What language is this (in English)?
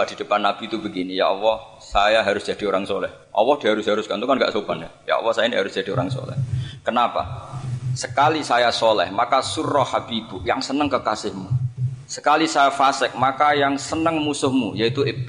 Indonesian